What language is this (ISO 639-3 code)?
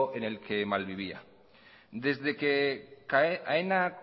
spa